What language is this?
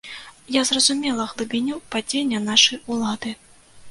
Belarusian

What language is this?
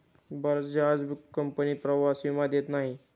Marathi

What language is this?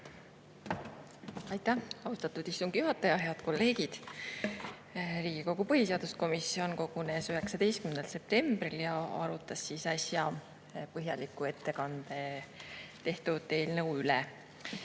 Estonian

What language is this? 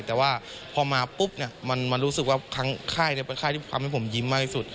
Thai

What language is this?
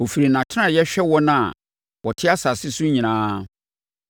Akan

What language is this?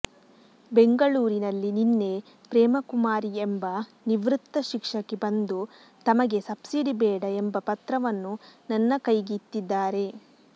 Kannada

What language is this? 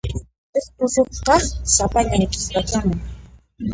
Puno Quechua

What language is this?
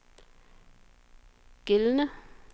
Danish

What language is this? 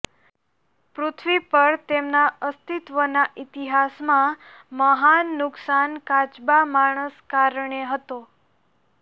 Gujarati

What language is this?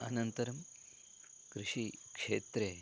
Sanskrit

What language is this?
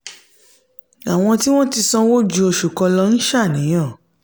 Yoruba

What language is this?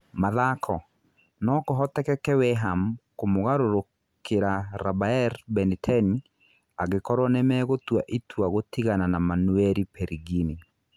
Kikuyu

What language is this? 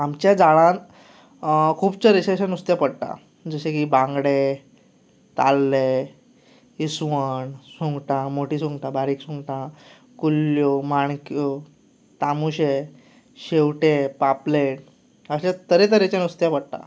Konkani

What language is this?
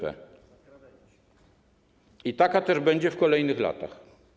Polish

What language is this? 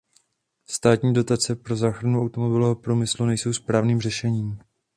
Czech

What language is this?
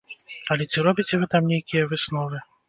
Belarusian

